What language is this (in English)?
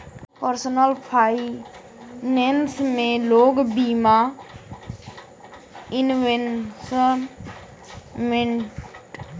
Bhojpuri